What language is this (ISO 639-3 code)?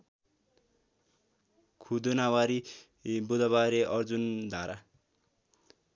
nep